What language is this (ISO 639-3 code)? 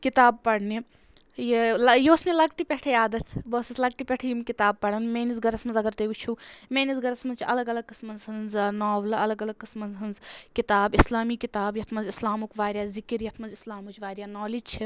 kas